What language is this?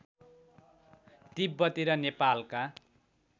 Nepali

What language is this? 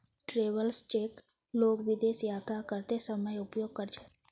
Magahi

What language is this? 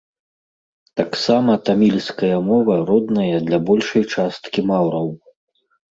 Belarusian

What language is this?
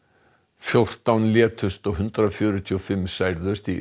Icelandic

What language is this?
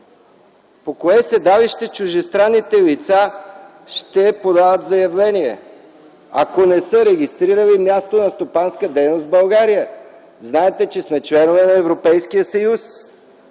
Bulgarian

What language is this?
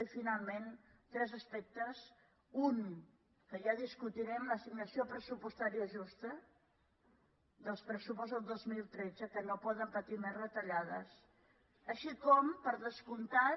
Catalan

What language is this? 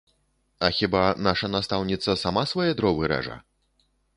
Belarusian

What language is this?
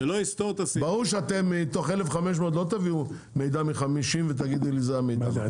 Hebrew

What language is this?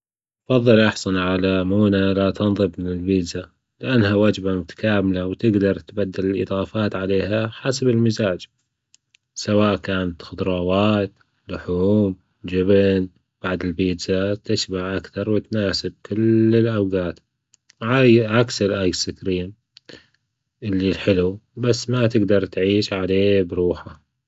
Gulf Arabic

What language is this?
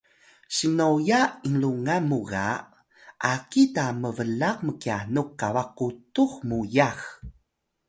Atayal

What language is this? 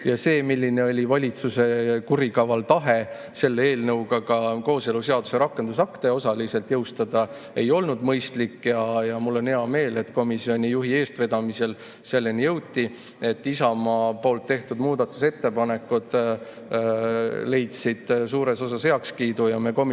Estonian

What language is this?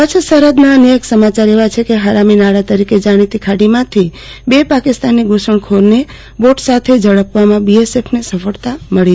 Gujarati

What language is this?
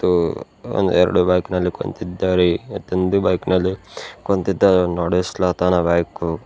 Kannada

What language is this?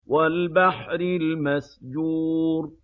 Arabic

